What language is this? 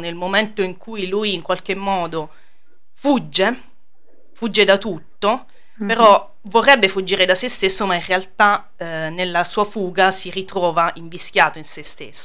Italian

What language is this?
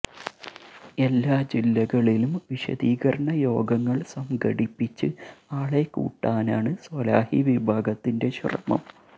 Malayalam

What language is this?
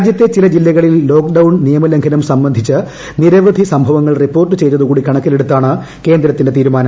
Malayalam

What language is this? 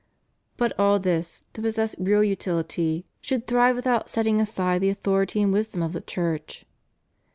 English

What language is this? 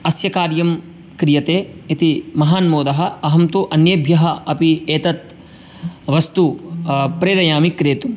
Sanskrit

